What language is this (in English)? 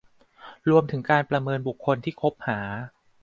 Thai